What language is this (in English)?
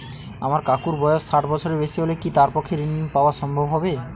Bangla